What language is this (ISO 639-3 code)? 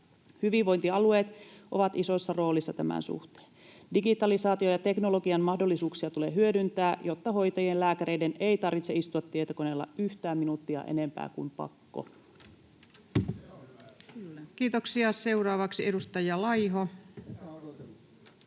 fin